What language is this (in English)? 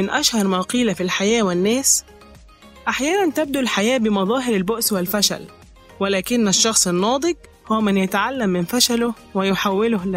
Arabic